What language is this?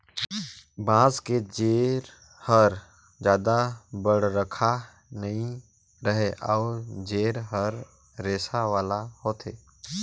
Chhattisgarhi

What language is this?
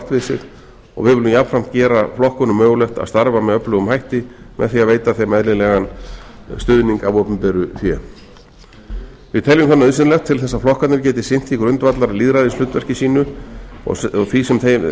Icelandic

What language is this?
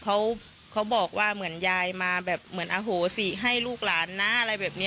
Thai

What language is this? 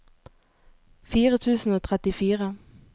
Norwegian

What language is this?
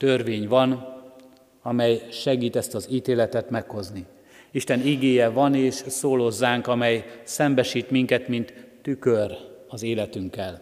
Hungarian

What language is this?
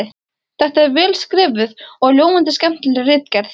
Icelandic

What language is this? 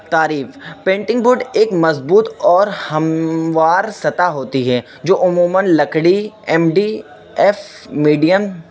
Urdu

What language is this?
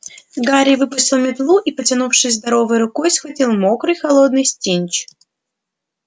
Russian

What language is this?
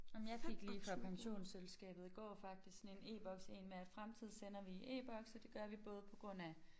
Danish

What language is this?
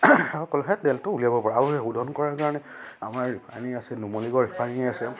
Assamese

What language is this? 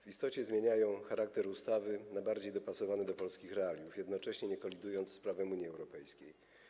Polish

